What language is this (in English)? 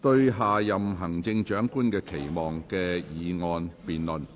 Cantonese